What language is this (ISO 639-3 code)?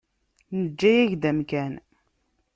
kab